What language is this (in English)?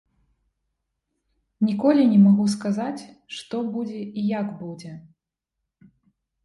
Belarusian